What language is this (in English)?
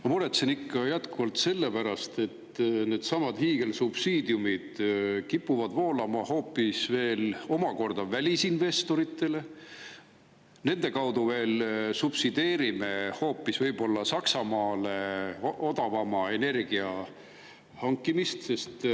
Estonian